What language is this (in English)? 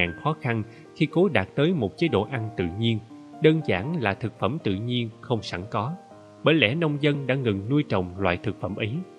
Vietnamese